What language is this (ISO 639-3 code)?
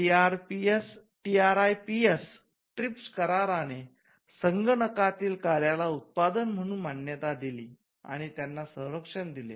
mar